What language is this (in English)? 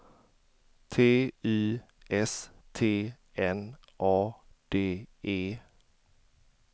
Swedish